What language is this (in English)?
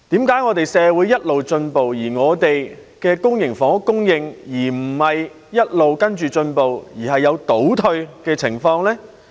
Cantonese